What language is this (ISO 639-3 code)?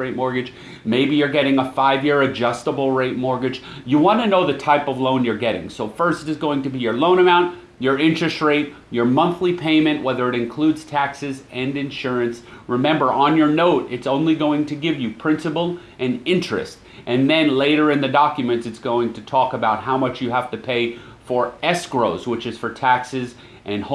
eng